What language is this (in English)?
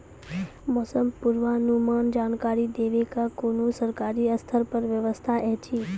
Maithili